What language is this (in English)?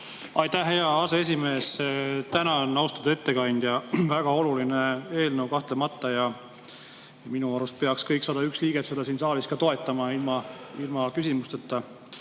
Estonian